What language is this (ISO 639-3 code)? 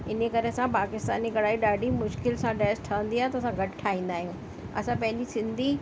snd